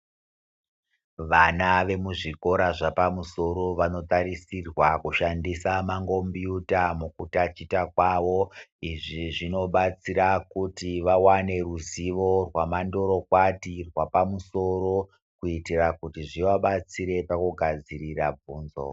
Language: Ndau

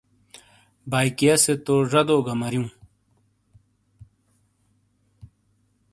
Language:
Shina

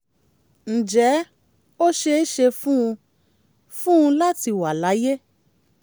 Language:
Yoruba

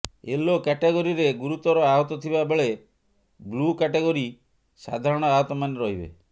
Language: Odia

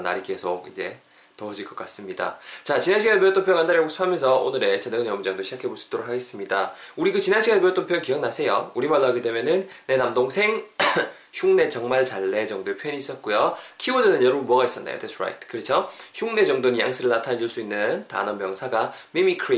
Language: Korean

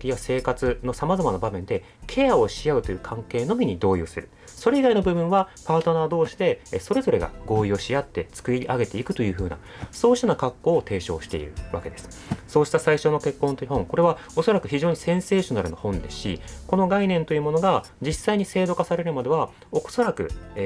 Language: Japanese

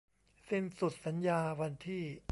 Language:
Thai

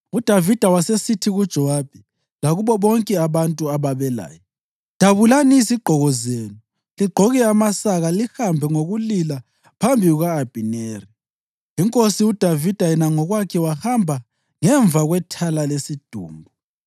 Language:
North Ndebele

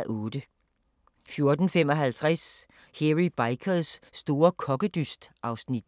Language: Danish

